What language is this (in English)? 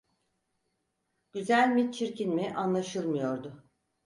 Turkish